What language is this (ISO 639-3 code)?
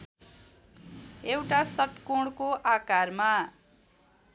nep